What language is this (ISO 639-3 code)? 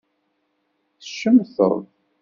kab